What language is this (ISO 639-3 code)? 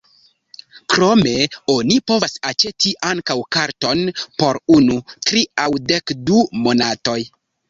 epo